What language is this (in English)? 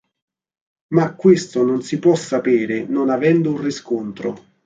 Italian